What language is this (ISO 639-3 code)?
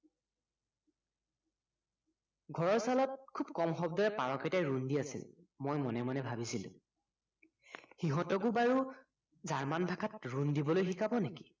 asm